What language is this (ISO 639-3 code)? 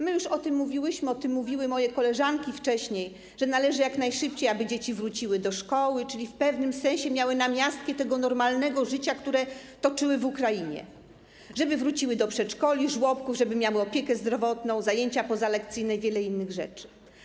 pol